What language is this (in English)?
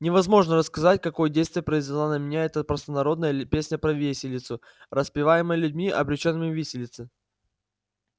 Russian